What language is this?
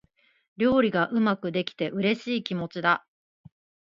Japanese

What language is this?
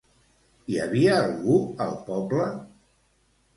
Catalan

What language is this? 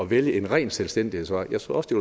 Danish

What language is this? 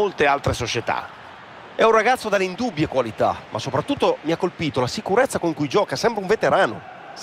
Italian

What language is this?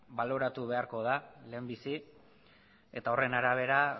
Basque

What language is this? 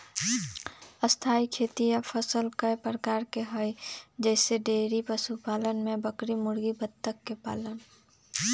Magahi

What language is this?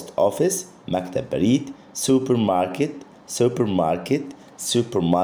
Arabic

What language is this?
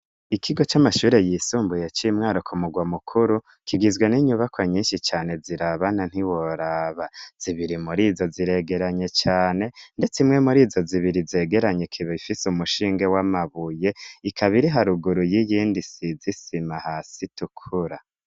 Rundi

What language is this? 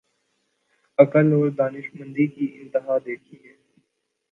Urdu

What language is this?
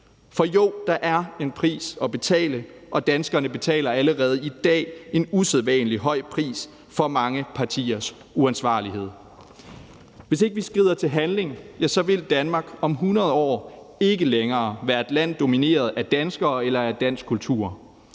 Danish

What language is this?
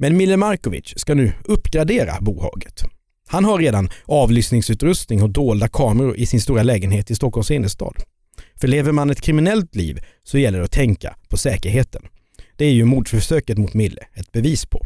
Swedish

